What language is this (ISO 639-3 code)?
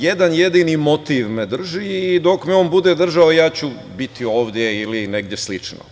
srp